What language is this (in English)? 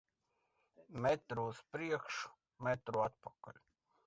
Latvian